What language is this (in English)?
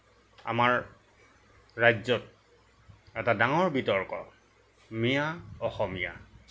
Assamese